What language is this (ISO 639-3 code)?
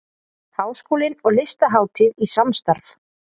isl